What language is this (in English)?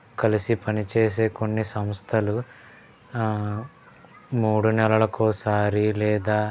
Telugu